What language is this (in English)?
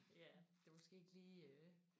Danish